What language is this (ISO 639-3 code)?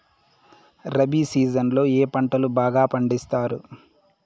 tel